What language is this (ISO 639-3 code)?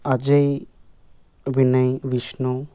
tel